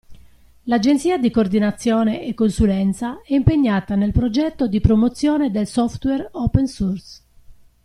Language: Italian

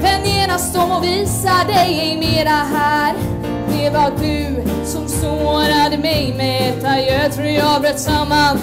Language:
Swedish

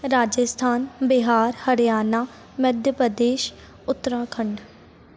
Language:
Sindhi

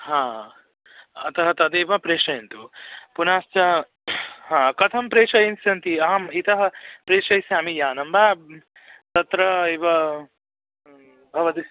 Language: Sanskrit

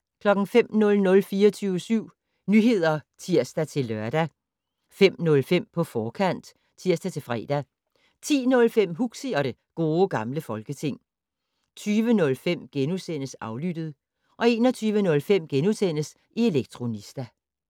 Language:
Danish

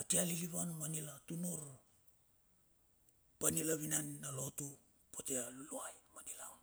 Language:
Bilur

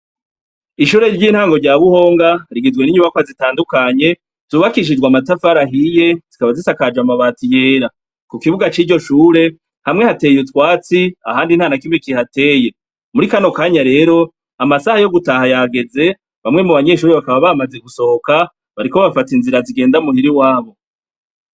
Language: Rundi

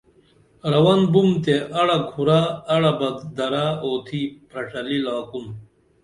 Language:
Dameli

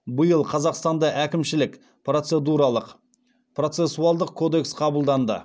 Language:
Kazakh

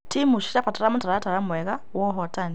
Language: Kikuyu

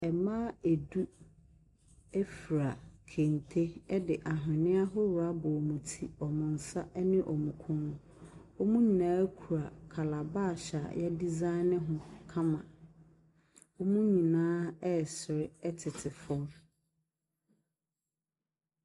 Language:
Akan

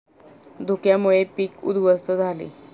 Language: Marathi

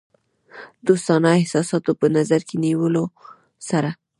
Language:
Pashto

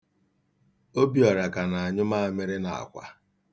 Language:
Igbo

